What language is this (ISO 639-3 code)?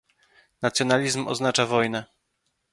pol